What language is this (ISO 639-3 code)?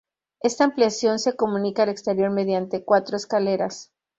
spa